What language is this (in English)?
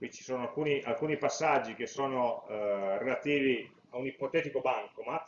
Italian